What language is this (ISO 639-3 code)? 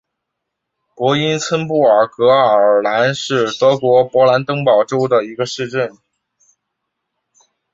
zho